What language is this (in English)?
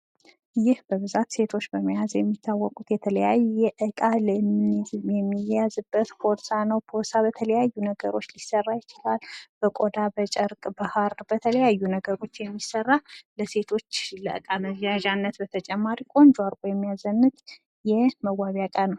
Amharic